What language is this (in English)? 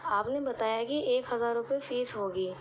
Urdu